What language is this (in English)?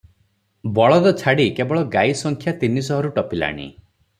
Odia